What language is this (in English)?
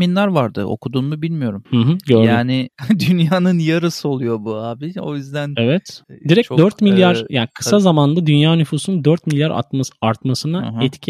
Turkish